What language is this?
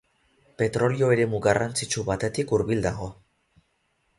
Basque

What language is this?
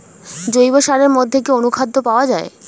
Bangla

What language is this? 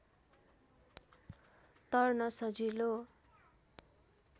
Nepali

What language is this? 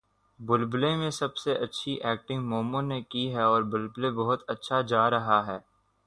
Urdu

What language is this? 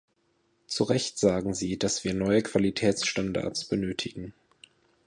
German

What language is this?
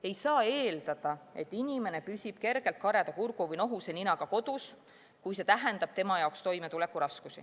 Estonian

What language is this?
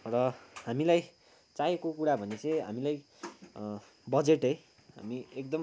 Nepali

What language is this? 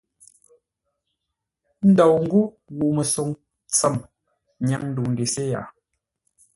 Ngombale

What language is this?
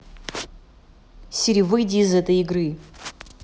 Russian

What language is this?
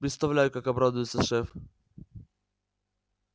Russian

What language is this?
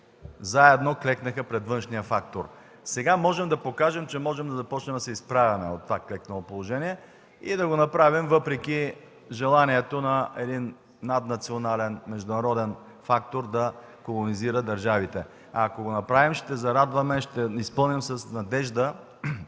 Bulgarian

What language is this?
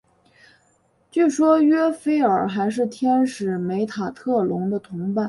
Chinese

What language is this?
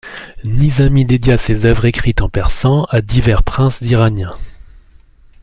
French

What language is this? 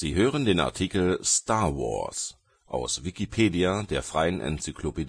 German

